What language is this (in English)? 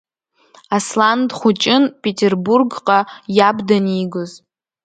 Abkhazian